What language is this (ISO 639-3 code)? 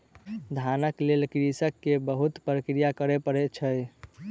mai